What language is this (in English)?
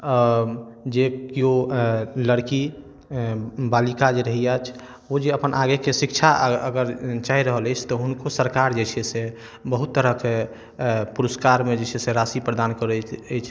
Maithili